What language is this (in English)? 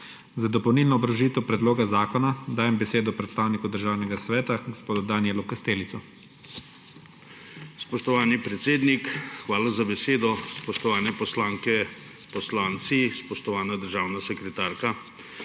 Slovenian